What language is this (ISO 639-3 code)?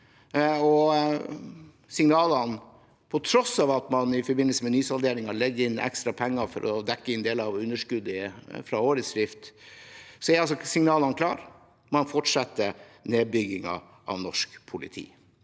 nor